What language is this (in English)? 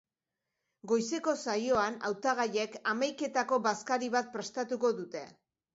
Basque